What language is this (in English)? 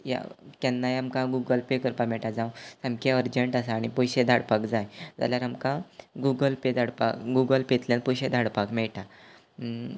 Konkani